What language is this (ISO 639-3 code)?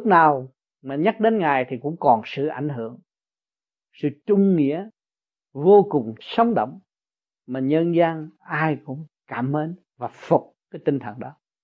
vie